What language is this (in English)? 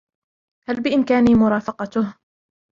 Arabic